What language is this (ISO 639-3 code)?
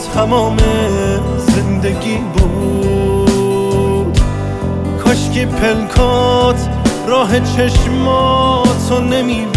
fas